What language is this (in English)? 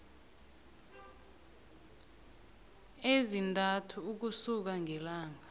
South Ndebele